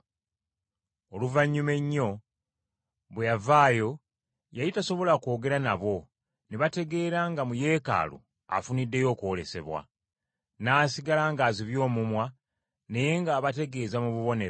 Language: Ganda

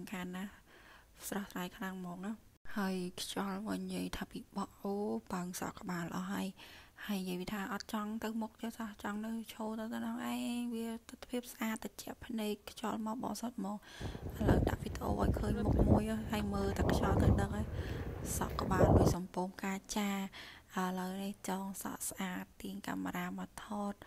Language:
Vietnamese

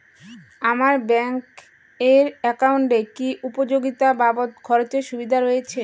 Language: Bangla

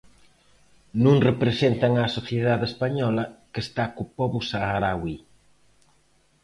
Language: Galician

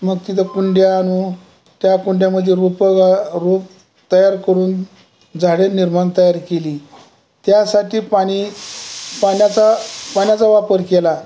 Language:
Marathi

